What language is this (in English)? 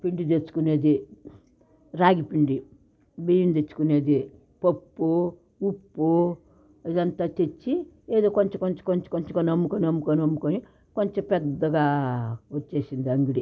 Telugu